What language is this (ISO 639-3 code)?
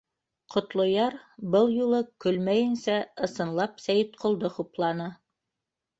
bak